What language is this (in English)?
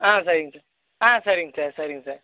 Tamil